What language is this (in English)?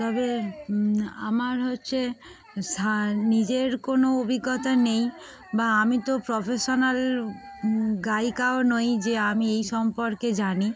Bangla